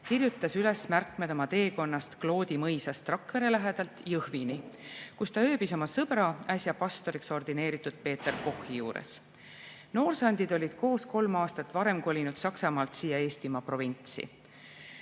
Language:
Estonian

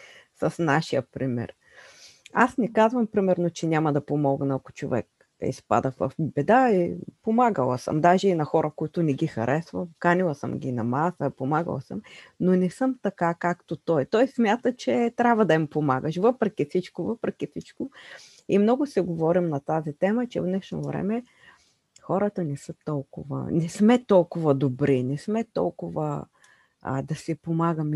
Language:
Bulgarian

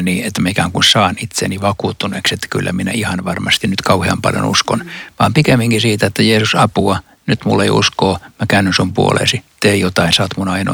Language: Finnish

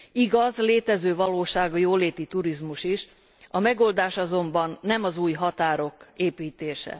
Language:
Hungarian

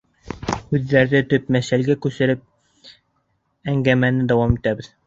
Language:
Bashkir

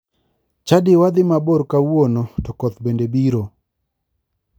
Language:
Luo (Kenya and Tanzania)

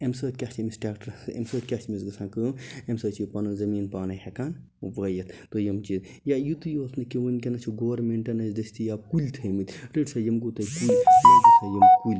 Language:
Kashmiri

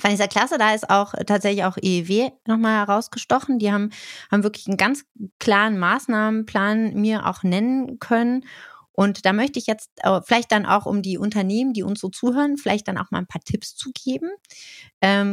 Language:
German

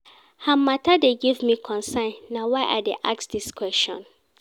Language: Nigerian Pidgin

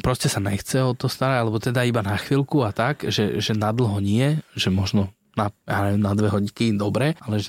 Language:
Slovak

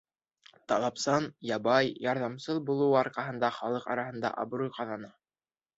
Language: Bashkir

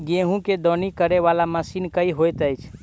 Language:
Maithili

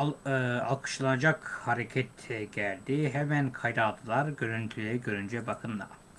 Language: Turkish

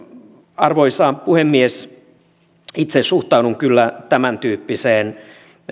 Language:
Finnish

